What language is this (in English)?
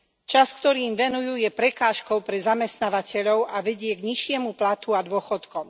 Slovak